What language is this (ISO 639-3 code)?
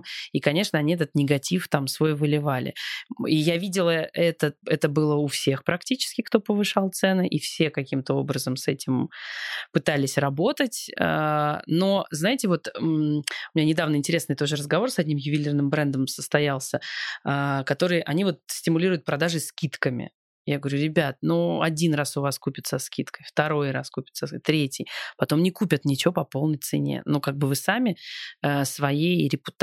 rus